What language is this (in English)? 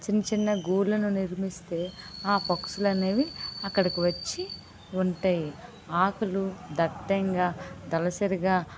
Telugu